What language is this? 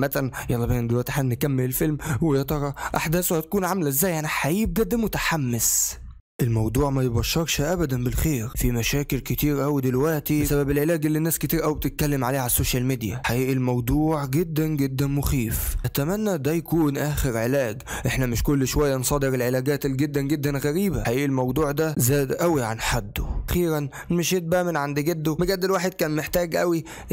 Arabic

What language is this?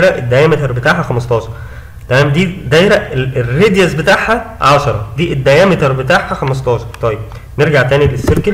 Arabic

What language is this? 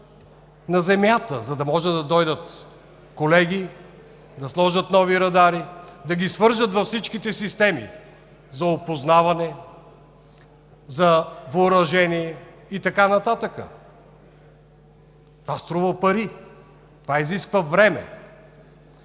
Bulgarian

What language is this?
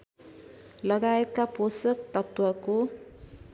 Nepali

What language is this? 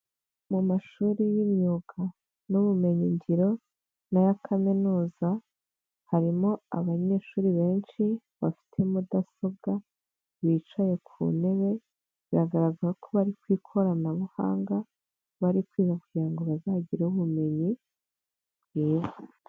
Kinyarwanda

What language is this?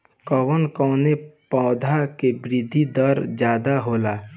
Bhojpuri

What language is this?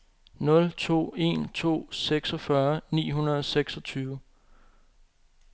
Danish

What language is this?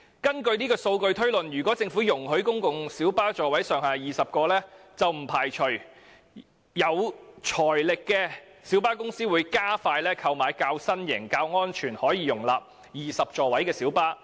Cantonese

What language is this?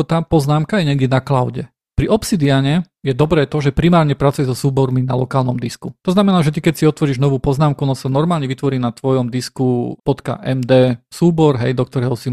Slovak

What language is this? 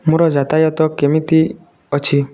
Odia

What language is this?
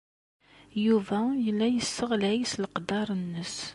Kabyle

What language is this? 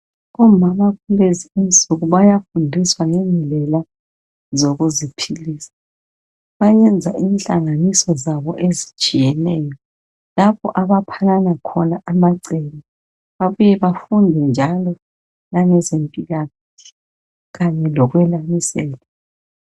North Ndebele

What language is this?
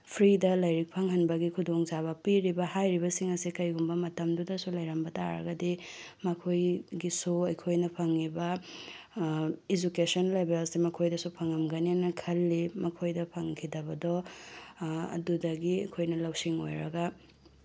Manipuri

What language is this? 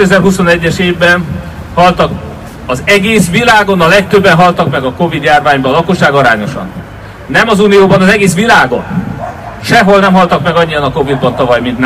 Hungarian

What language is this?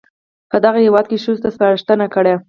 Pashto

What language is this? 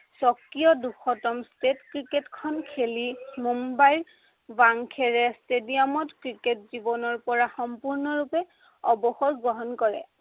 Assamese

